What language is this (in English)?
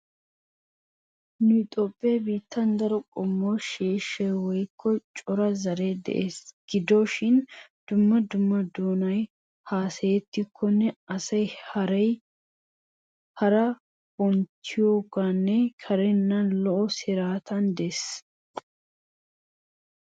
Wolaytta